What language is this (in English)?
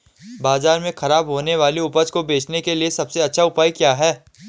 Hindi